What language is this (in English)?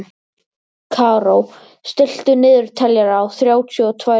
Icelandic